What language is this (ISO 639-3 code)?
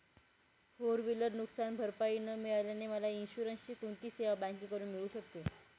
mar